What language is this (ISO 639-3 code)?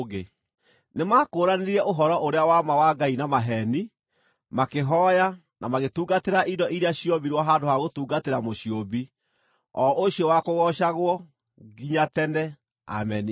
kik